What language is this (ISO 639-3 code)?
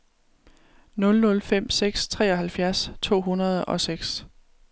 dan